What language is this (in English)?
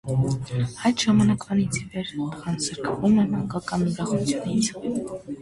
Armenian